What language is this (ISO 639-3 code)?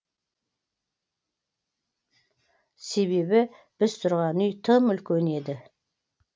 kaz